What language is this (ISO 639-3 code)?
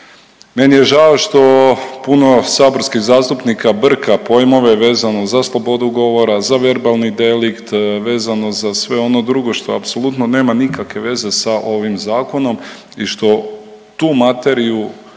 hrv